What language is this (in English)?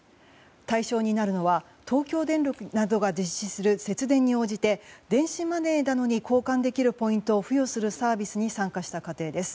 Japanese